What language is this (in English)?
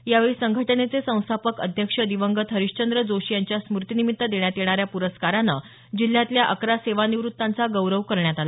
Marathi